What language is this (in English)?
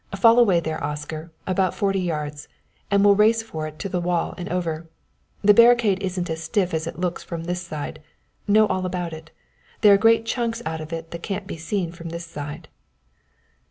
English